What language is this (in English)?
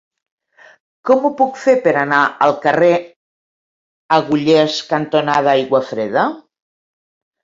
Catalan